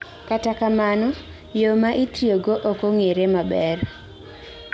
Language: Luo (Kenya and Tanzania)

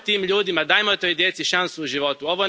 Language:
Croatian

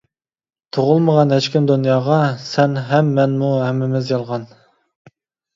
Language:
Uyghur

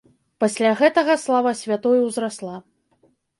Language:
Belarusian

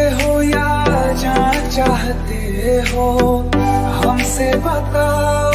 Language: Hindi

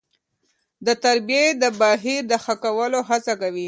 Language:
Pashto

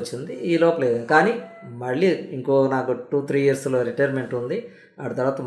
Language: Telugu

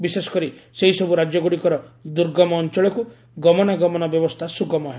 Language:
Odia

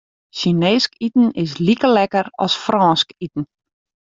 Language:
Western Frisian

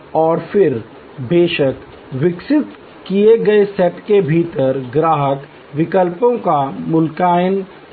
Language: Hindi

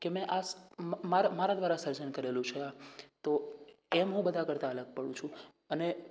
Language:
Gujarati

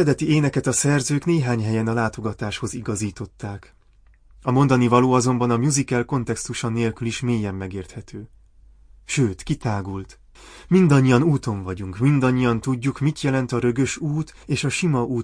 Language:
Hungarian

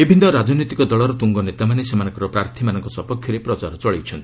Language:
Odia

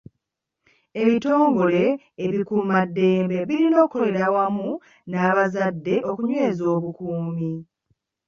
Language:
Ganda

